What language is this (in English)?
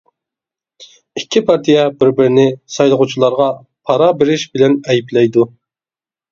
Uyghur